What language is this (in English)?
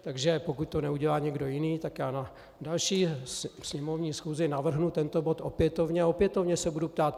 Czech